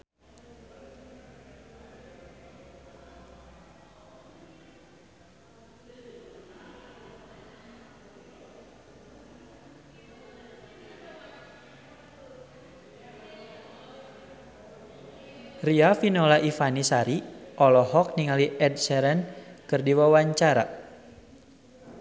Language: Sundanese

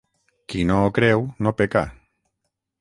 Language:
Catalan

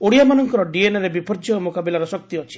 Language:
Odia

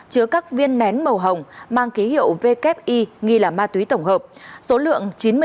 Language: Vietnamese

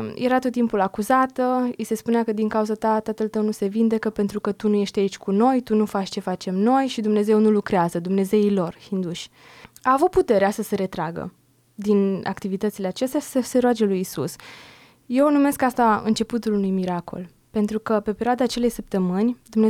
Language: Romanian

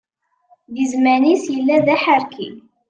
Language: Kabyle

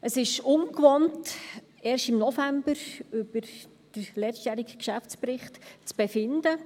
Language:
Swiss German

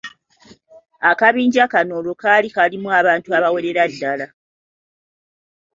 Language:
Ganda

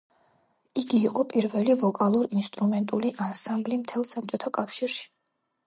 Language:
Georgian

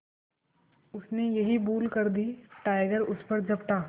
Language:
Hindi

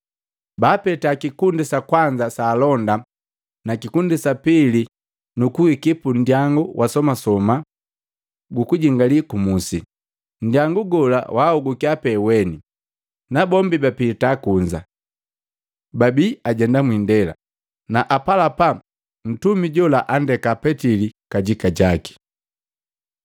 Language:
Matengo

